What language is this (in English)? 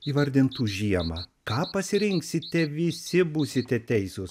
Lithuanian